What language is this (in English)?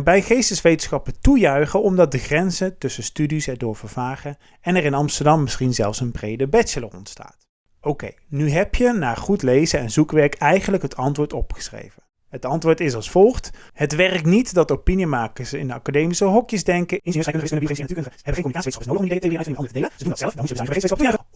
Dutch